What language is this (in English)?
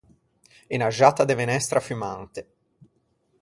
Ligurian